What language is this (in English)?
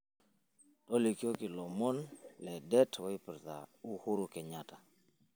Masai